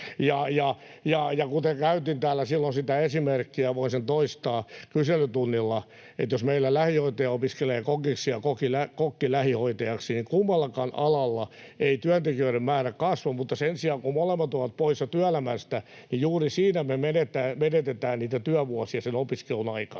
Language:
Finnish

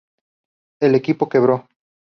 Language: Spanish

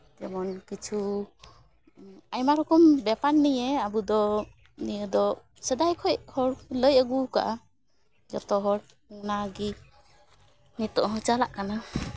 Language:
Santali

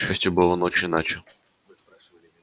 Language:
Russian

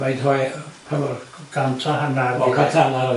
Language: Welsh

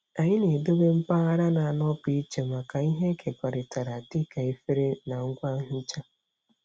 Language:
Igbo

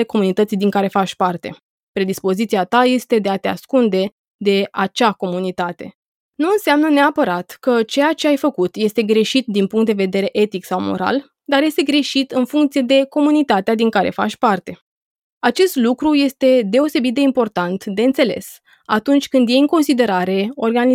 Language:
Romanian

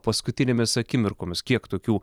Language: Lithuanian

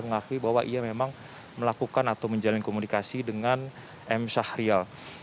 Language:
Indonesian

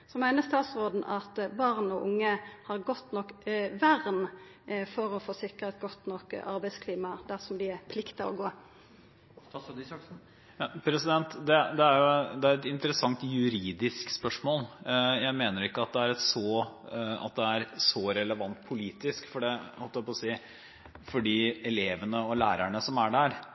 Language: Norwegian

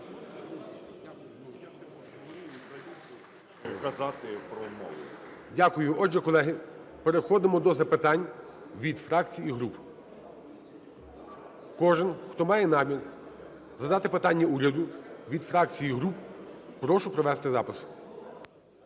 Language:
Ukrainian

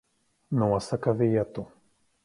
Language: Latvian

